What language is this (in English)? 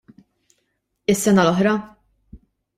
Maltese